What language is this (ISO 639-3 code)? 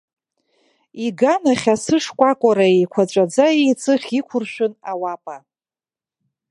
abk